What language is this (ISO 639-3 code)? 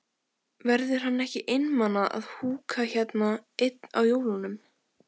isl